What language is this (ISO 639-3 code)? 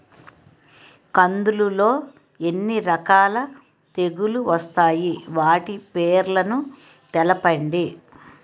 tel